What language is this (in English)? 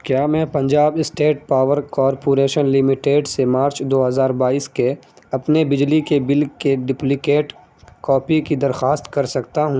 Urdu